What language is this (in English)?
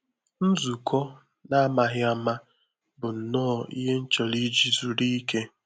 Igbo